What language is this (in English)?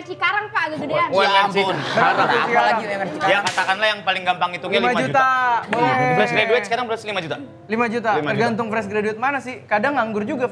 Indonesian